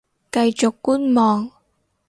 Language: Cantonese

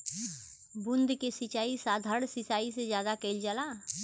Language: Bhojpuri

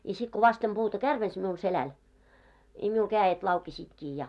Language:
Finnish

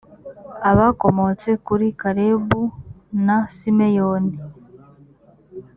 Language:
Kinyarwanda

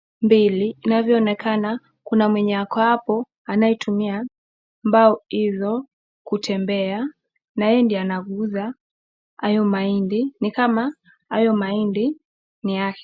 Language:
Swahili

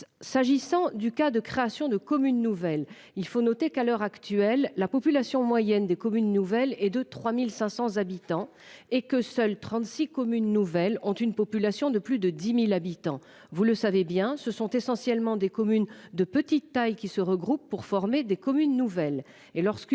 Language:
French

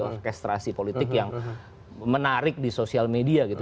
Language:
Indonesian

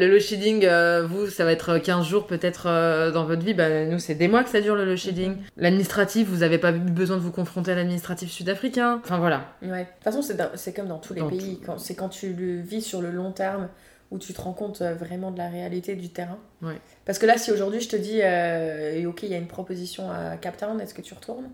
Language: French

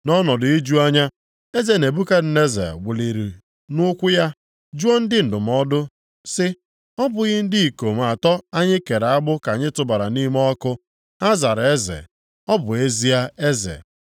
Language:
Igbo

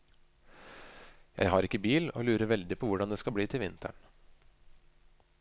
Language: Norwegian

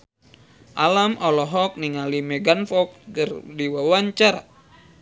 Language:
Sundanese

